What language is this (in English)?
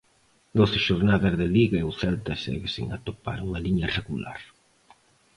Galician